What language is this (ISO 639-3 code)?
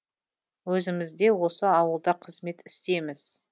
kaz